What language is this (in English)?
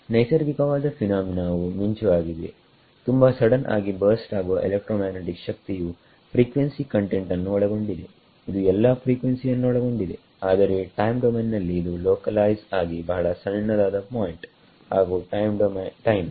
Kannada